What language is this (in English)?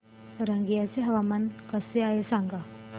Marathi